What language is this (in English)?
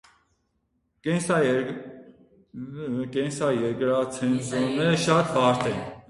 Armenian